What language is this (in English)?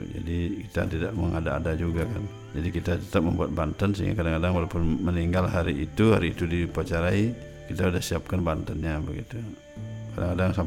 Indonesian